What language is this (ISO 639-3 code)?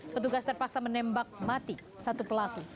ind